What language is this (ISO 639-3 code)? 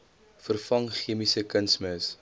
afr